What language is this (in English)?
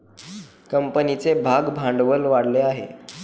Marathi